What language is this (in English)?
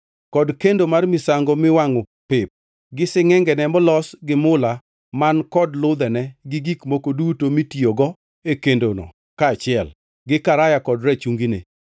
Luo (Kenya and Tanzania)